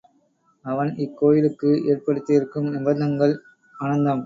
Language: Tamil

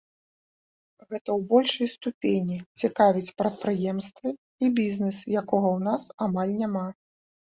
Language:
Belarusian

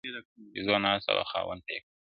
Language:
Pashto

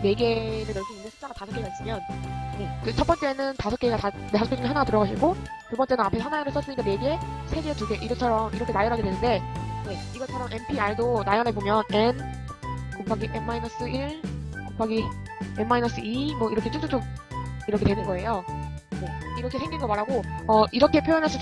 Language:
Korean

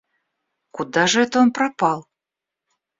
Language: Russian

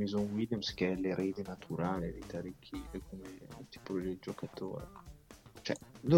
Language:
Italian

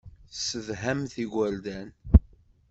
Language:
Kabyle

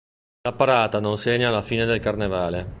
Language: Italian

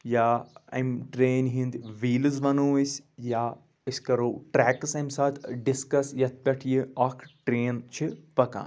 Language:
Kashmiri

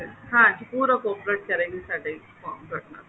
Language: Punjabi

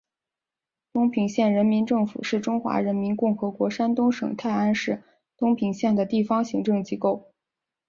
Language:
Chinese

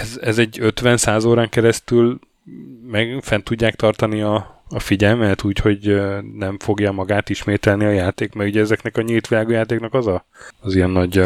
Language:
Hungarian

